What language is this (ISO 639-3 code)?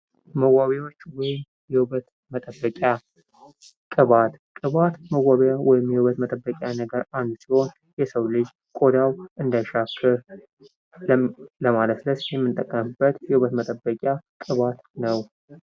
amh